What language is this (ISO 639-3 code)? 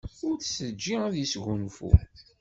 kab